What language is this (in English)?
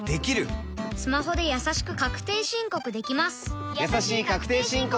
Japanese